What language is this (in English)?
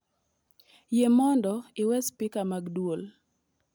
Luo (Kenya and Tanzania)